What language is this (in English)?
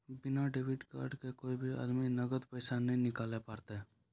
Maithili